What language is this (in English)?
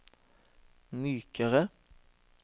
Norwegian